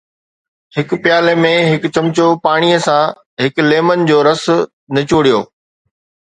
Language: Sindhi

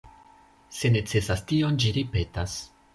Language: Esperanto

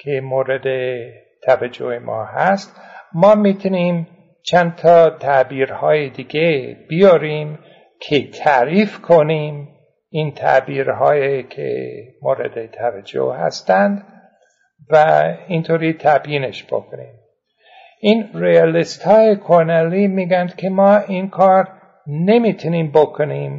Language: Persian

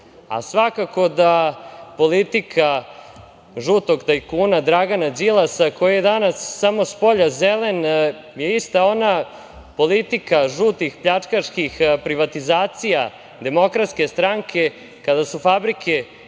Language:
Serbian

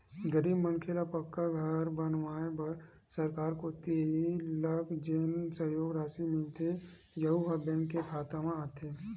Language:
Chhattisgarhi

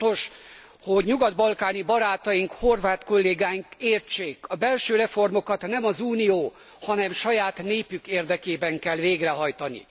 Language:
Hungarian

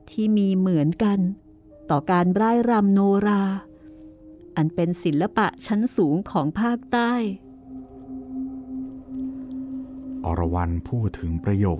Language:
Thai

